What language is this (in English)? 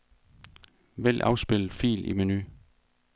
Danish